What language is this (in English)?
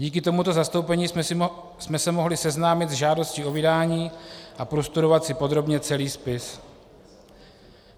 Czech